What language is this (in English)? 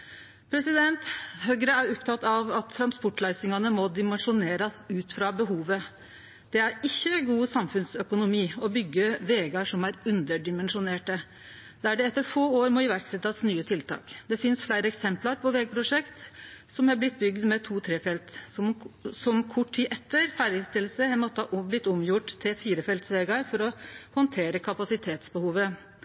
Norwegian Nynorsk